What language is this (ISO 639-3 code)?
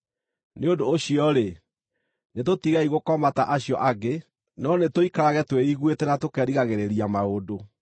kik